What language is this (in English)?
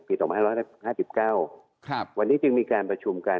Thai